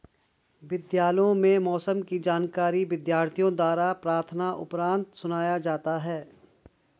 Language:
Hindi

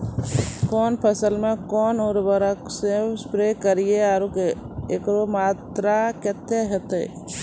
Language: Maithili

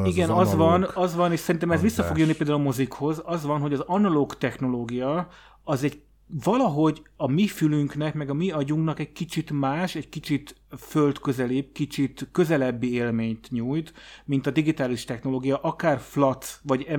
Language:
Hungarian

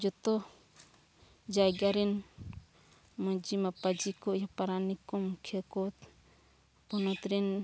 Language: Santali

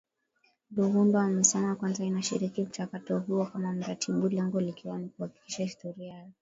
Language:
Swahili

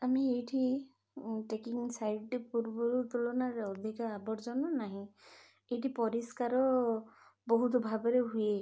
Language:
Odia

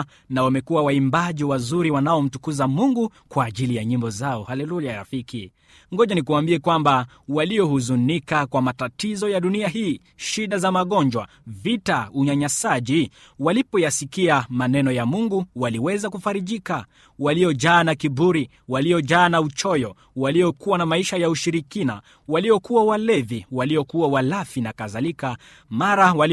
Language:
Swahili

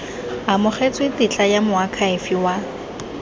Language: Tswana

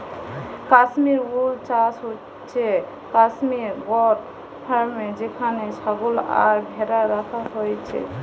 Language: Bangla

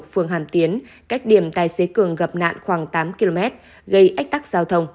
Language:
Vietnamese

